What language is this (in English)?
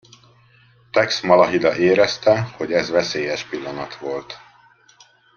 Hungarian